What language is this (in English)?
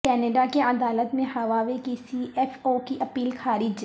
Urdu